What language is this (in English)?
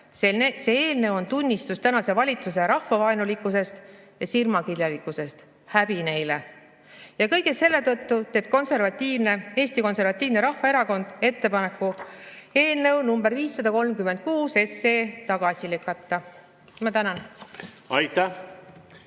Estonian